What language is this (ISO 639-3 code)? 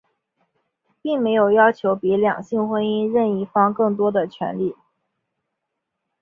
zho